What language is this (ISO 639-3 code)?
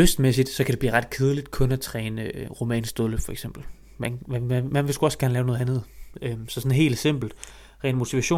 dan